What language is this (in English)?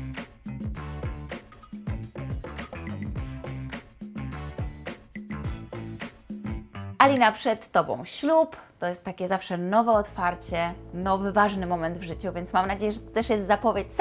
Polish